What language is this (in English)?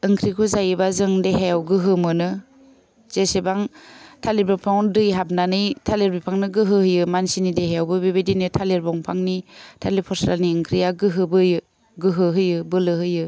Bodo